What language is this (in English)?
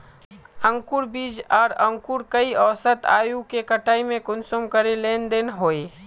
Magahi